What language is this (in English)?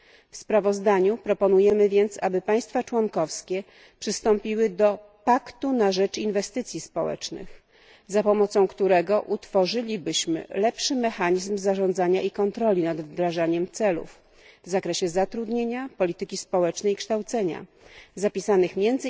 Polish